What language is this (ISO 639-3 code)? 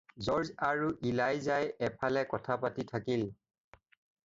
asm